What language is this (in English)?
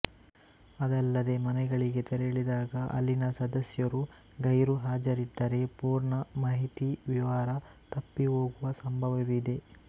Kannada